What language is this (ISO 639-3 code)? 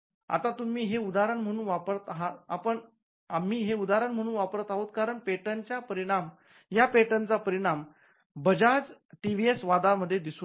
mar